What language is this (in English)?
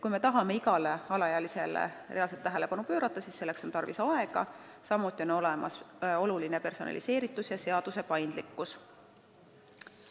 Estonian